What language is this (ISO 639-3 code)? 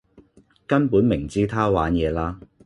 yue